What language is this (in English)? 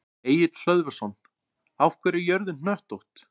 Icelandic